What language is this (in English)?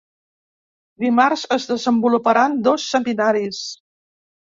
Catalan